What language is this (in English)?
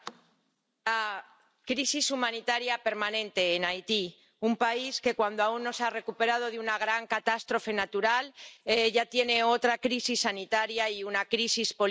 Spanish